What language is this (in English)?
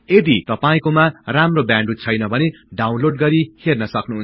Nepali